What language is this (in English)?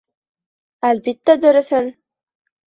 Bashkir